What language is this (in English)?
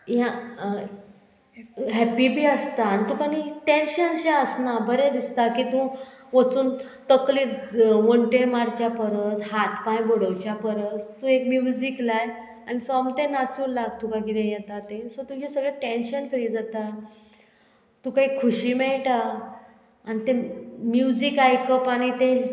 Konkani